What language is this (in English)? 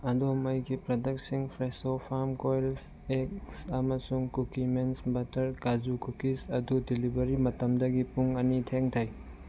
Manipuri